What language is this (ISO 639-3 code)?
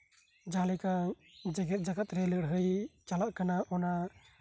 sat